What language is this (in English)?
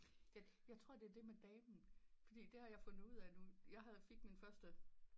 Danish